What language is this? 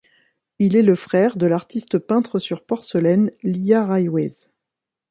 French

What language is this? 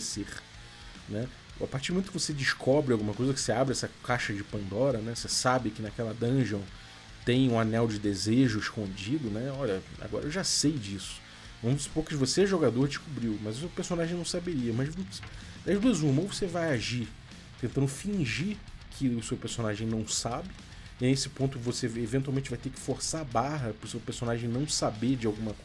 Portuguese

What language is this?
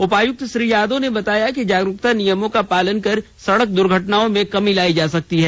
Hindi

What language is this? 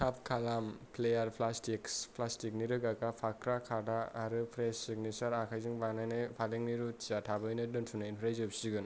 Bodo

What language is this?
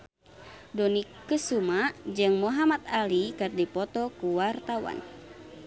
Sundanese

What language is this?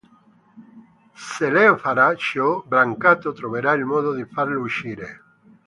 Italian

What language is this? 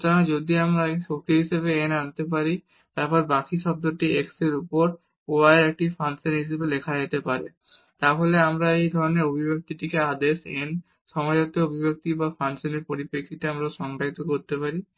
Bangla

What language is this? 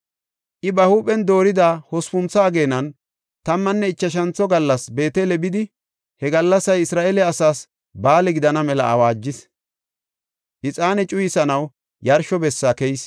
Gofa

